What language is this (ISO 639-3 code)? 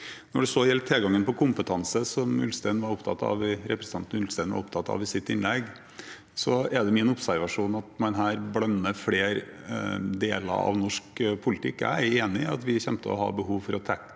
nor